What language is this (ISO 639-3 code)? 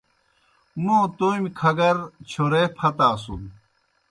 plk